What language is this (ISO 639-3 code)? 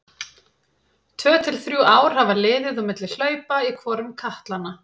isl